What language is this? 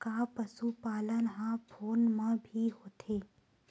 Chhattisgarhi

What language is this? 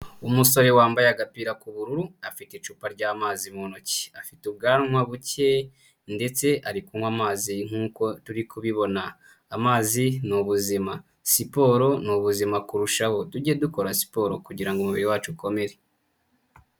Kinyarwanda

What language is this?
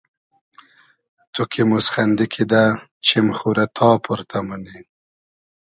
Hazaragi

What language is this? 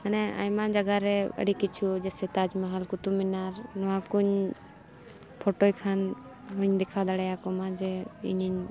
Santali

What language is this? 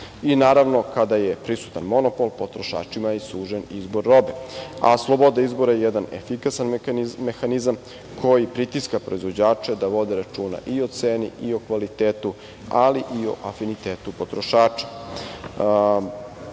Serbian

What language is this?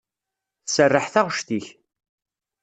Kabyle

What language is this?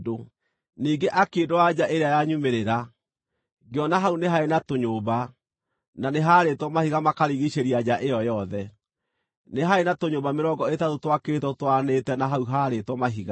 Kikuyu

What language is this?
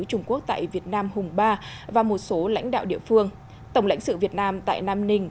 Vietnamese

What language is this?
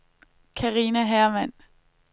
Danish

